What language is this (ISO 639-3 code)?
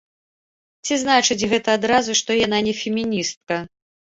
bel